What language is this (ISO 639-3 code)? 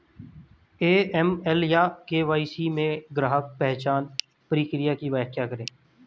hin